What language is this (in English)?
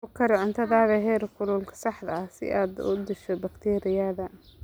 Somali